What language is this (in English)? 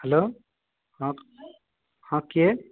Odia